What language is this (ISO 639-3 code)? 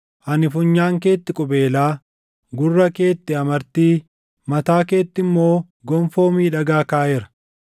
orm